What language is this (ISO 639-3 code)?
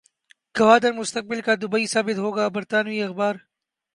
urd